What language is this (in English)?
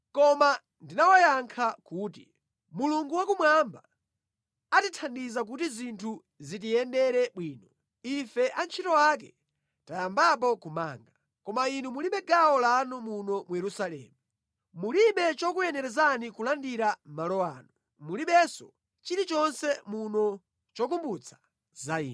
Nyanja